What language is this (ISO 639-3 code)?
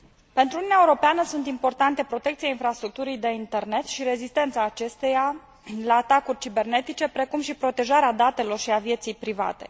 ron